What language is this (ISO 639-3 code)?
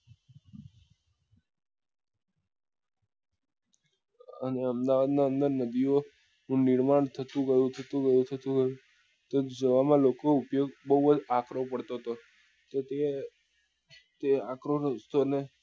guj